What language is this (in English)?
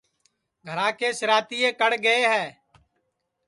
Sansi